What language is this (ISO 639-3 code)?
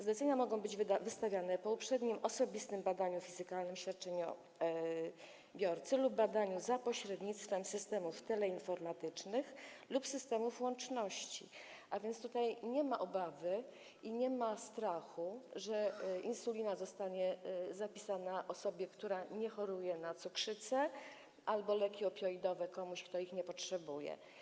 pol